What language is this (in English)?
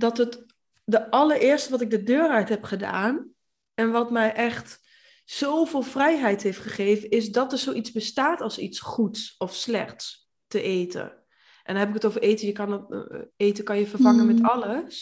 Dutch